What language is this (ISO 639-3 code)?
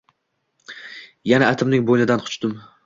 uzb